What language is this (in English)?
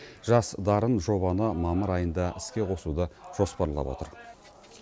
Kazakh